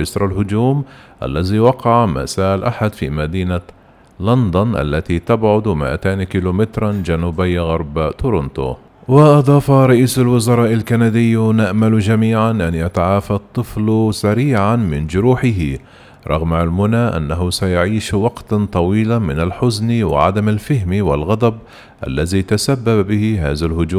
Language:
Arabic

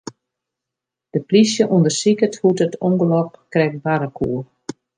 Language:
Western Frisian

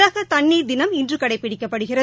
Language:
Tamil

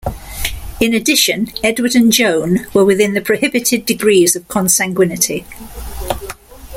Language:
English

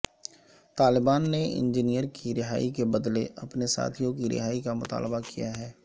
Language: Urdu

